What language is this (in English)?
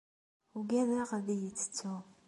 Kabyle